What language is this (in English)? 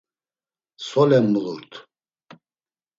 Laz